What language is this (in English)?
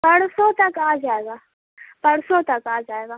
Urdu